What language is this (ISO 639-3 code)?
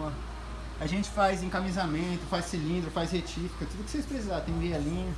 por